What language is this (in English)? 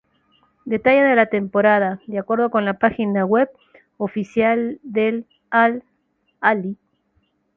Spanish